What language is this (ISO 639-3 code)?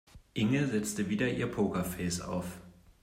deu